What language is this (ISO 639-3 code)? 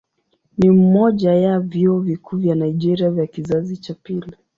swa